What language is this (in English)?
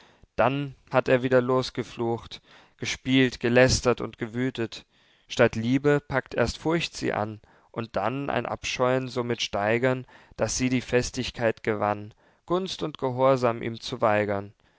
German